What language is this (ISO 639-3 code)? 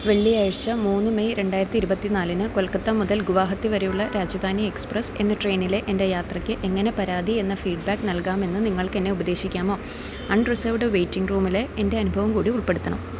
mal